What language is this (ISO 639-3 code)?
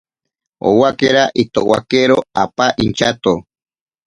prq